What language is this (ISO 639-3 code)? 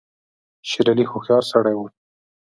pus